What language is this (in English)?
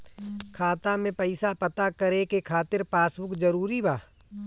Bhojpuri